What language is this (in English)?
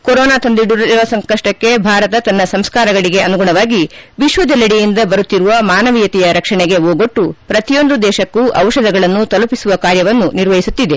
Kannada